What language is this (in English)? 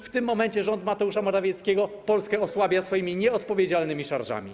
Polish